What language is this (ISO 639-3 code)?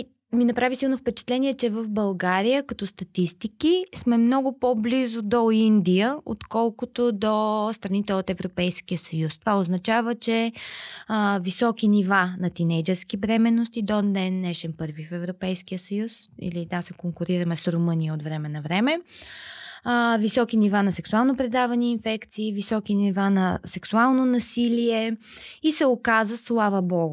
bul